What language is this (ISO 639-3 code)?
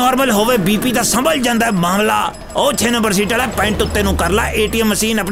pan